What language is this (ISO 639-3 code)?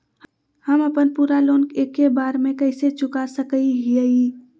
mag